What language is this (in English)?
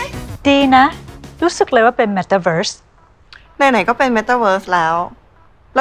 Thai